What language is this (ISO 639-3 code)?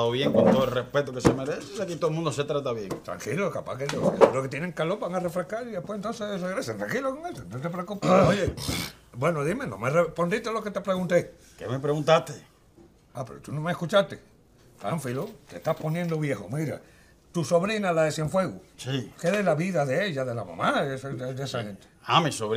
spa